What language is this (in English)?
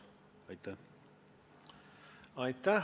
Estonian